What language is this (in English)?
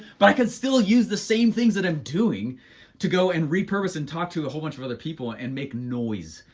English